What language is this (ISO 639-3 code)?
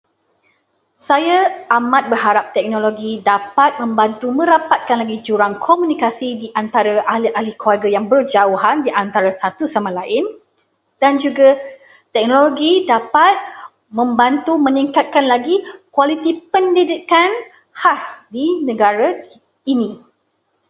msa